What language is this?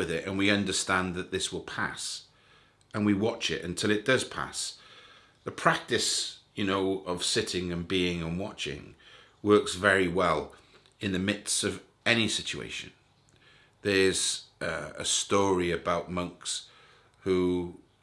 English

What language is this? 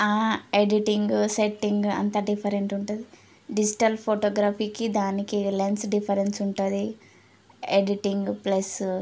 Telugu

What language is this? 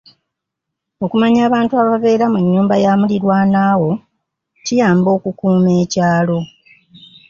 Ganda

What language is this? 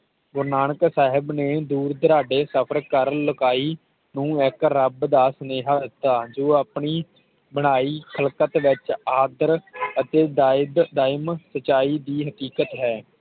Punjabi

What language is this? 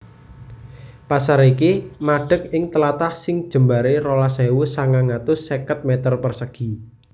Javanese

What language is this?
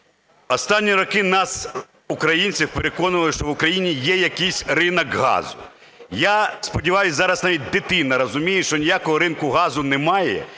Ukrainian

